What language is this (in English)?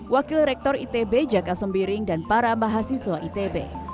Indonesian